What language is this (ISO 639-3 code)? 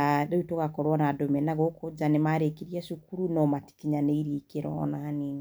kik